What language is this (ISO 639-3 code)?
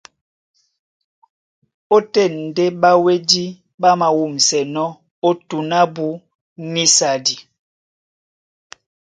dua